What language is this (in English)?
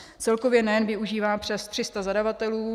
Czech